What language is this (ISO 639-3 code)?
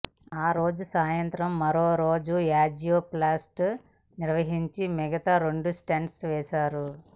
tel